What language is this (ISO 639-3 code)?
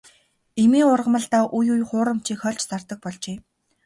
mon